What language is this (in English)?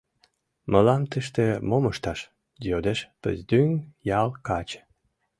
Mari